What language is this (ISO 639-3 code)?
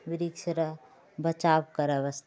mai